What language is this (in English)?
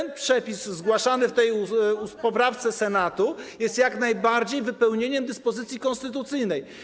Polish